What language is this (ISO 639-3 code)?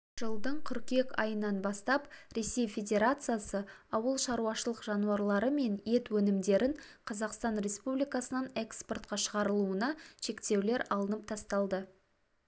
kaz